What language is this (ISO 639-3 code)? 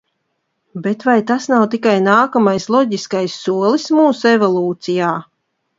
lav